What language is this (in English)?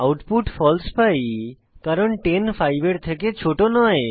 Bangla